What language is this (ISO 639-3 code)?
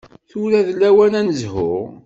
kab